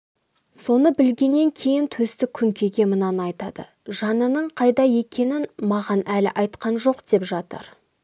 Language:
Kazakh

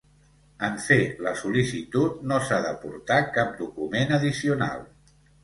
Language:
Catalan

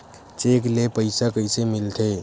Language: Chhattisgarhi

